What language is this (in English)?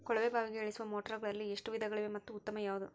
Kannada